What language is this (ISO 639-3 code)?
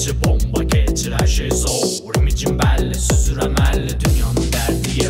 tha